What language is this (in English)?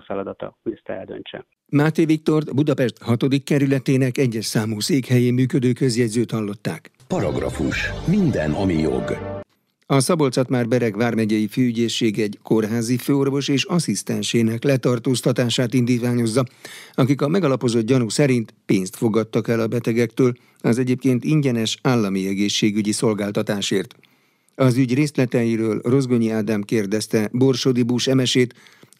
Hungarian